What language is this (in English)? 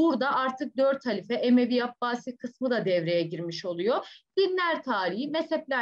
Turkish